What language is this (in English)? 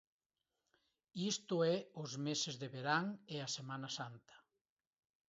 Galician